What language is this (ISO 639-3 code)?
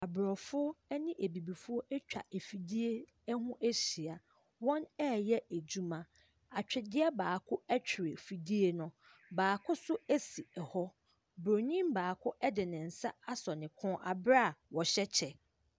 aka